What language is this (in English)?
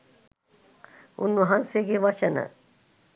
Sinhala